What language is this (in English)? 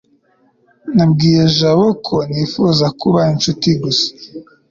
Kinyarwanda